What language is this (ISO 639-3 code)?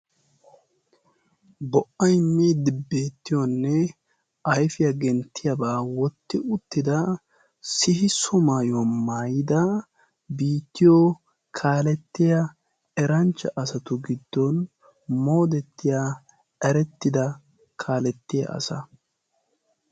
wal